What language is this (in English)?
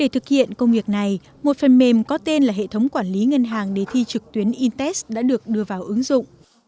Vietnamese